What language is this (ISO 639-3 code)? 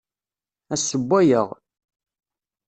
kab